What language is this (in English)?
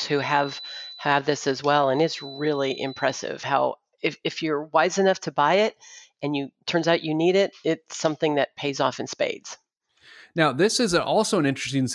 English